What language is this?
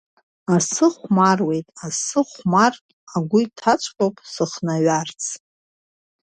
Abkhazian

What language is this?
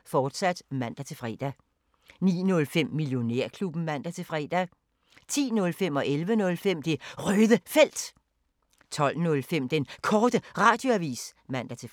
Danish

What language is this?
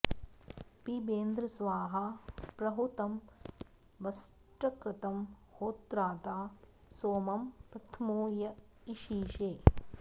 Sanskrit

